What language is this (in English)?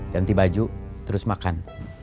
Indonesian